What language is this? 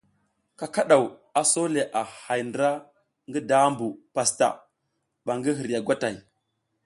South Giziga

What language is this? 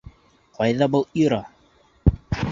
Bashkir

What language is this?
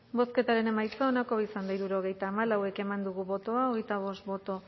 Basque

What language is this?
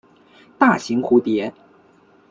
Chinese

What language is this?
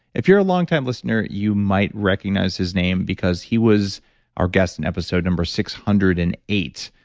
English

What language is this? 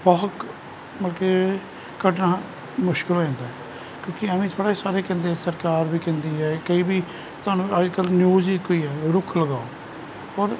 Punjabi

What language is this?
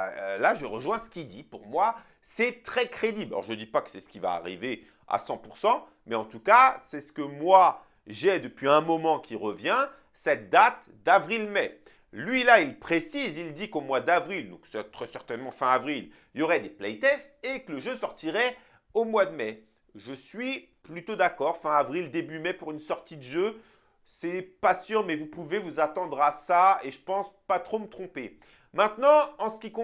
French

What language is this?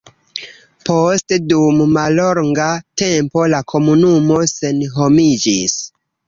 Esperanto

